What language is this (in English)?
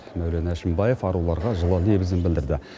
Kazakh